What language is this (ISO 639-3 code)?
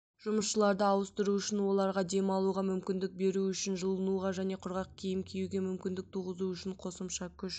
kaz